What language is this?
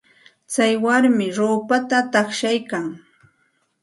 Santa Ana de Tusi Pasco Quechua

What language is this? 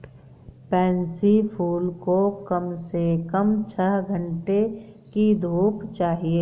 Hindi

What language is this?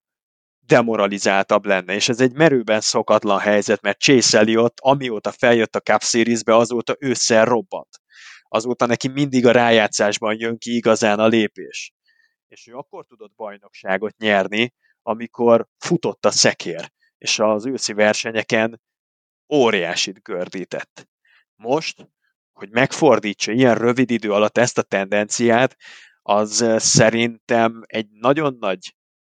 Hungarian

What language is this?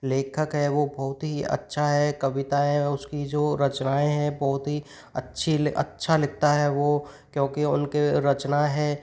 Hindi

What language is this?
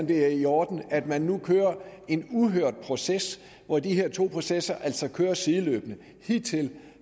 Danish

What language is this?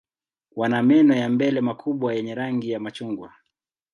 Swahili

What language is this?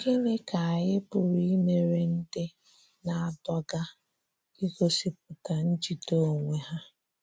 Igbo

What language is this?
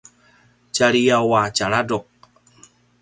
Paiwan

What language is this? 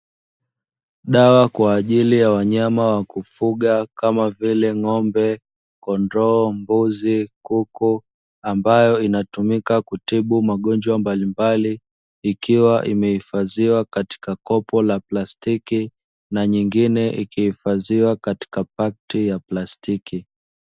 Swahili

